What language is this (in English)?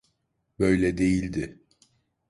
Turkish